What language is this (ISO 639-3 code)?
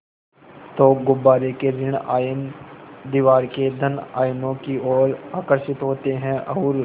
hin